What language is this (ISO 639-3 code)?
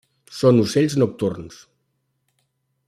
cat